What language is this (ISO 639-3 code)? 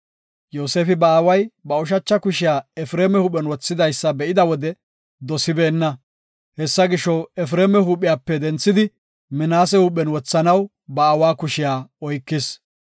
gof